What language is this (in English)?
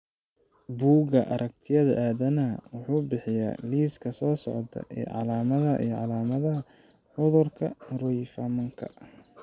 Somali